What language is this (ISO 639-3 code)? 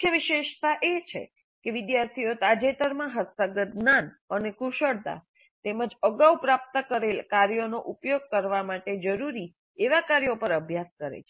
guj